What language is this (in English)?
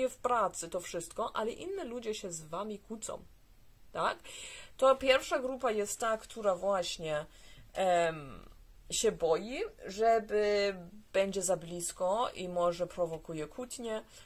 Polish